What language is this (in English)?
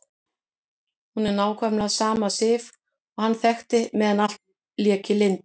Icelandic